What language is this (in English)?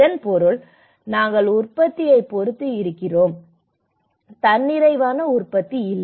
Tamil